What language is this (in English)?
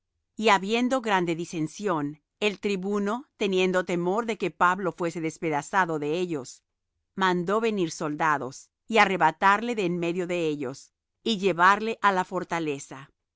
Spanish